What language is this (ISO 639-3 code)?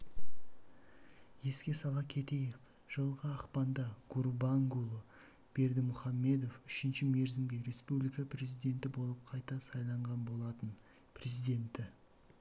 kaz